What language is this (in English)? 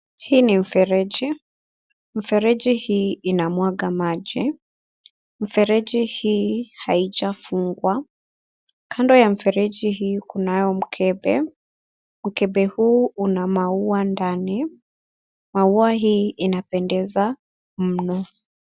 Swahili